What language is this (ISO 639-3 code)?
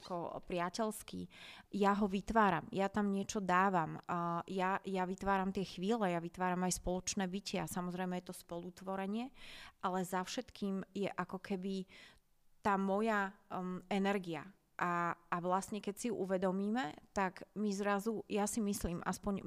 slk